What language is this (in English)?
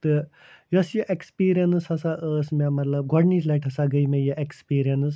Kashmiri